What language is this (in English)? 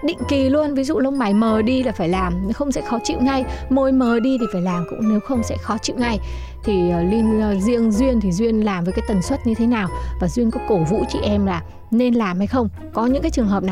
Vietnamese